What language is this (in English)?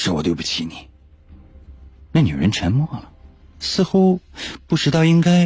Chinese